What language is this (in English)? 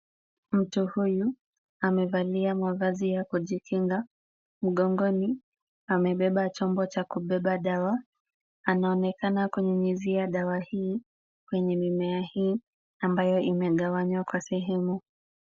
Swahili